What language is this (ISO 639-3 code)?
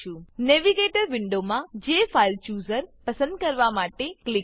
guj